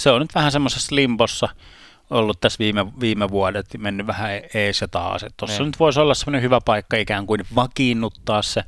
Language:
Finnish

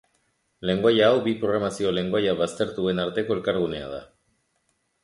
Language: Basque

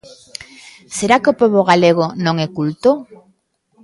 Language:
Galician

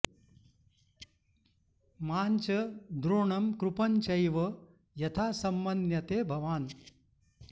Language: Sanskrit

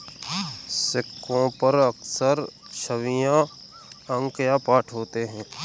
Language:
Hindi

